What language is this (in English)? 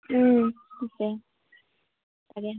Assamese